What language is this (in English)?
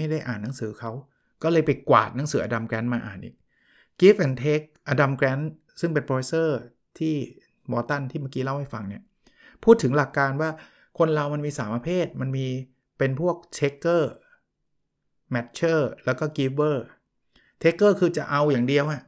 Thai